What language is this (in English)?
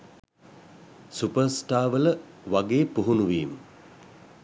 Sinhala